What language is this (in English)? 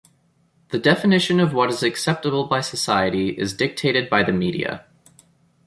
English